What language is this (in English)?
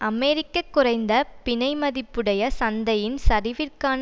Tamil